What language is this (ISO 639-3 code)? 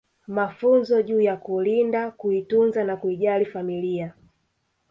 swa